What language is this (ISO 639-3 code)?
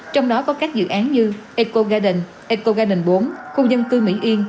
vie